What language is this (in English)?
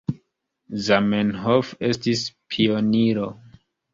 Esperanto